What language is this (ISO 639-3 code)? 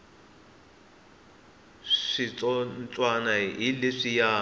tso